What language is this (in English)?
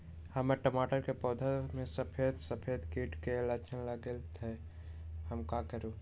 Magahi